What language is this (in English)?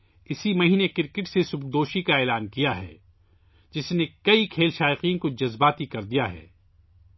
Urdu